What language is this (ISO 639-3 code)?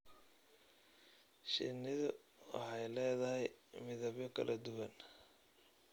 som